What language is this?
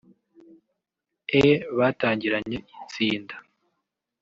Kinyarwanda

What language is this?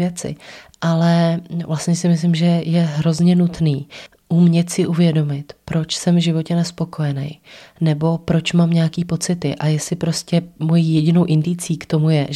Czech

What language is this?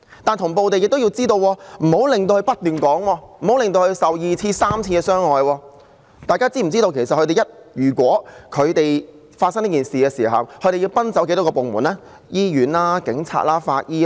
Cantonese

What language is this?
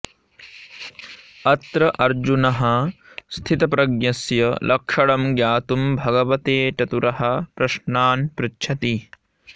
Sanskrit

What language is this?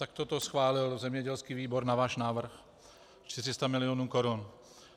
Czech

